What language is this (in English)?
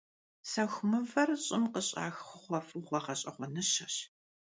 Kabardian